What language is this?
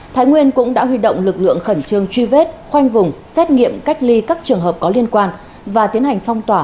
Vietnamese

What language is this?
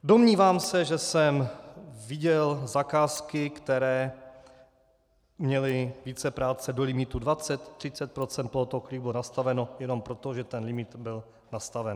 Czech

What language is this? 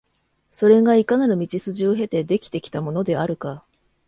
Japanese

